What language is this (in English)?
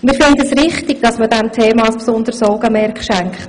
Swiss German